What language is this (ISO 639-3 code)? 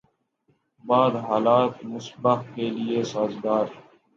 urd